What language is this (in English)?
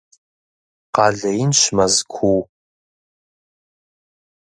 Kabardian